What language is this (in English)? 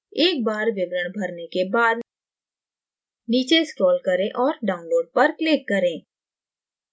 Hindi